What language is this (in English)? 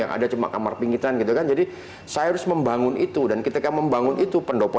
Indonesian